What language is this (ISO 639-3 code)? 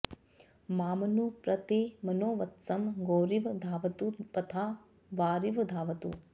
san